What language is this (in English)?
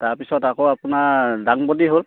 Assamese